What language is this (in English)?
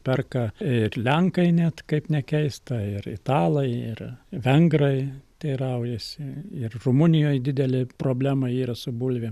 Lithuanian